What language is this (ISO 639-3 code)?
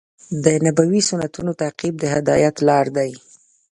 pus